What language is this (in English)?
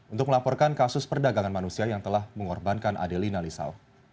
Indonesian